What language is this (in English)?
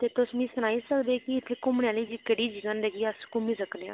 Dogri